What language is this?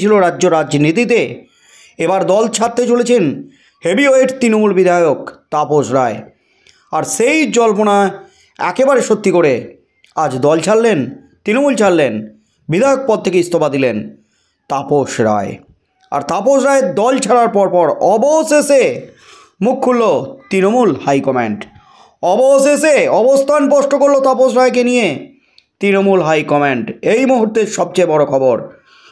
Bangla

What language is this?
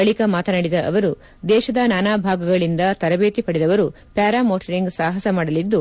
Kannada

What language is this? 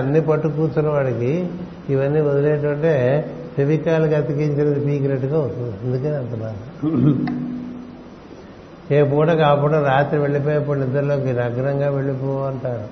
Telugu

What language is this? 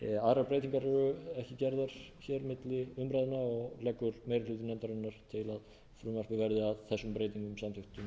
Icelandic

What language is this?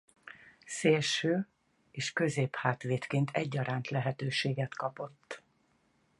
Hungarian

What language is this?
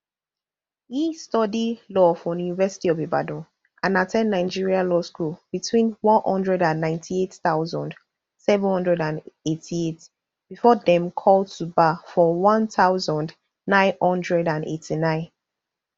Nigerian Pidgin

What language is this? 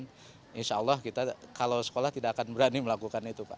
Indonesian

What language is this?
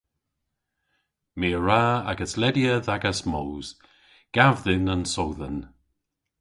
Cornish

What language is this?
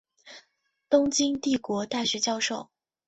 Chinese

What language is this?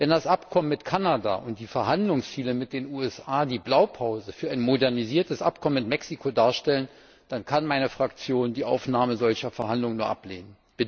German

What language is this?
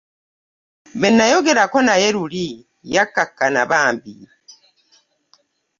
Ganda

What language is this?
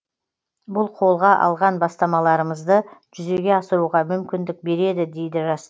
Kazakh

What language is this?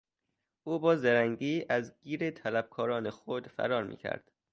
Persian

